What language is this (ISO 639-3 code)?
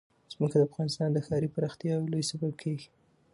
pus